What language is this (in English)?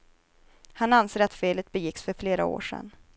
Swedish